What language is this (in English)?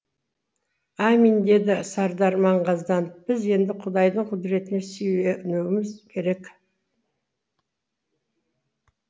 Kazakh